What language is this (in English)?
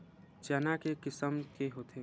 Chhattisgarhi